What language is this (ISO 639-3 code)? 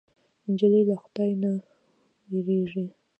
pus